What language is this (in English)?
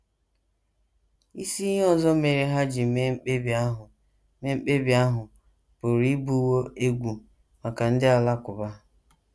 Igbo